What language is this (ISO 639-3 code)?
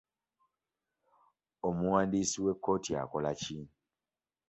lug